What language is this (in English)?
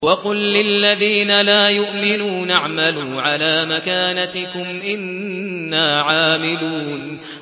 Arabic